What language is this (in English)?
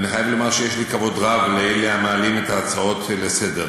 Hebrew